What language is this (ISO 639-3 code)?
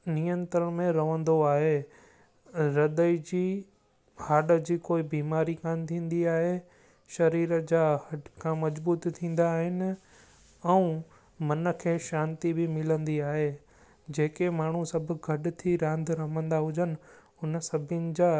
snd